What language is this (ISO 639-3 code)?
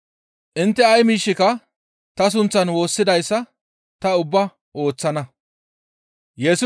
gmv